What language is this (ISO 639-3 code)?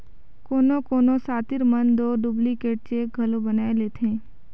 hne